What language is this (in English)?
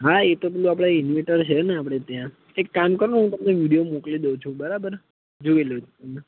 Gujarati